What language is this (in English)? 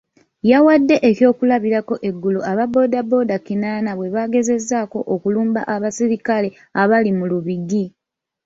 Ganda